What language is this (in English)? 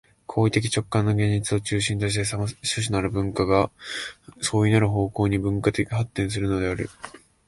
Japanese